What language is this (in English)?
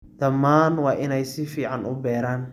Somali